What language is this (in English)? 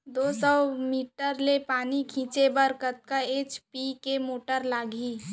Chhattisgarhi